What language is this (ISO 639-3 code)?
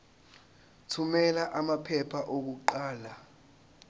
zul